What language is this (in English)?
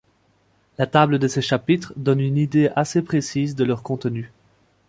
French